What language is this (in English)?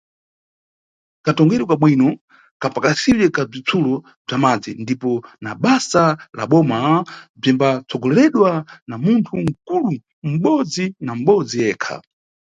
Nyungwe